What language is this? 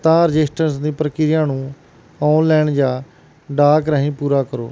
Punjabi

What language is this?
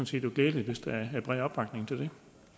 Danish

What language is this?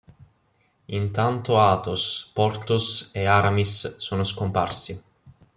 Italian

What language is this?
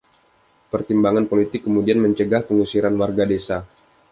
Indonesian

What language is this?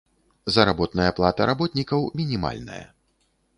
Belarusian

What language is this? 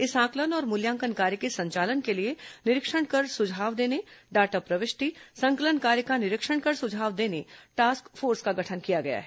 Hindi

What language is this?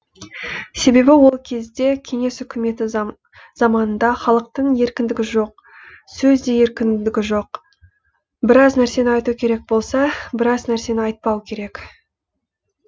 Kazakh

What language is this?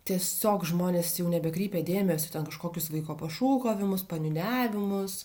Lithuanian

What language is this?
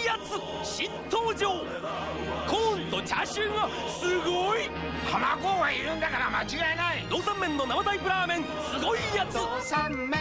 Japanese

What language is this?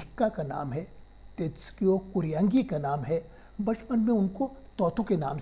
Hindi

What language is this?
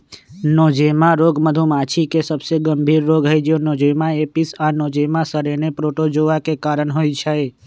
Magahi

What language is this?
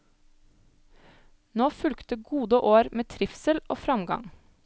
Norwegian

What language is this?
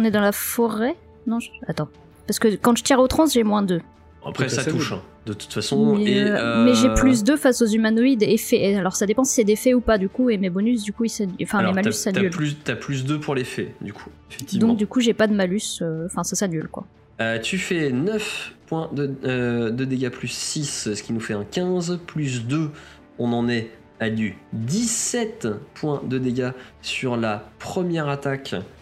French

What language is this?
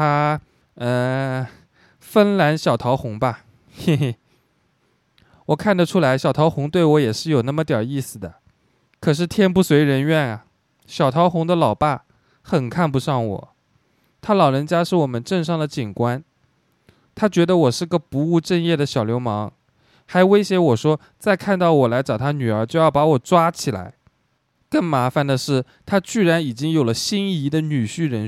Chinese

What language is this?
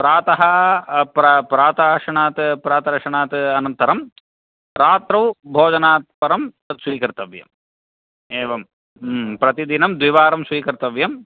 Sanskrit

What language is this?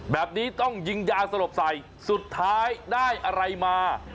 Thai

